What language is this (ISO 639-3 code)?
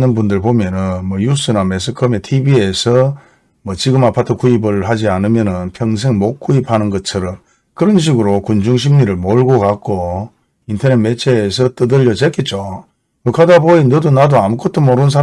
kor